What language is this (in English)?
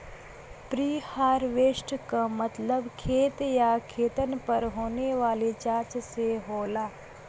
Bhojpuri